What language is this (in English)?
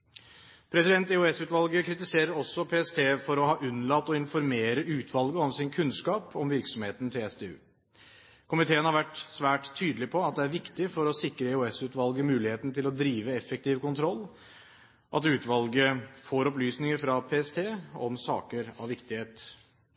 Norwegian Bokmål